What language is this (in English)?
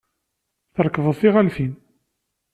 Kabyle